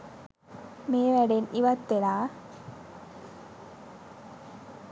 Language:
Sinhala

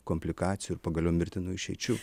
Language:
Lithuanian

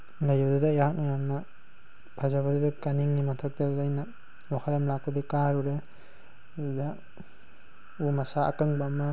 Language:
Manipuri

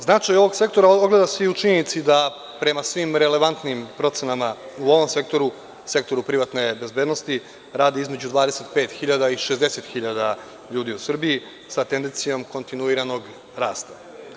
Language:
Serbian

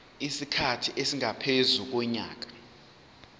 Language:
Zulu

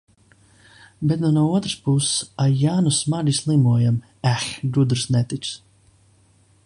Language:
Latvian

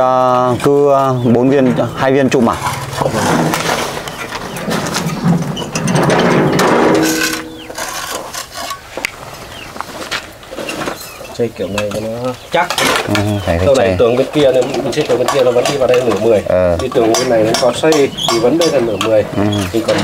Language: Vietnamese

